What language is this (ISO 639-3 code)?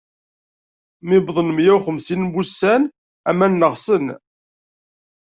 kab